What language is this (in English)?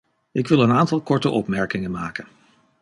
Dutch